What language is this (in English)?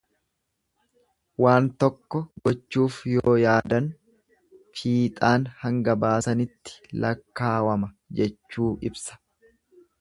Oromo